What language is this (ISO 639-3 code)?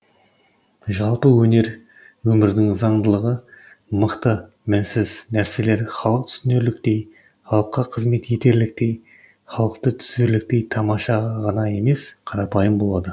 kaz